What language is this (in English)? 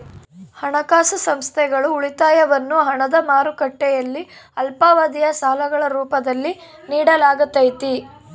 Kannada